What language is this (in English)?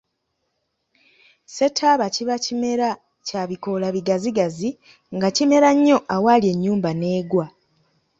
Ganda